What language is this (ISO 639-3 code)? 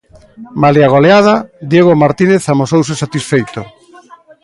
glg